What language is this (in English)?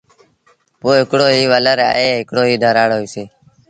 Sindhi Bhil